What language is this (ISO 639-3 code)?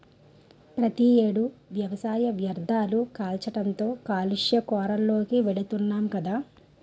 tel